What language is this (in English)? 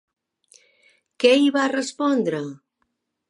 Catalan